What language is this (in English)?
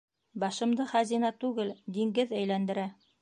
Bashkir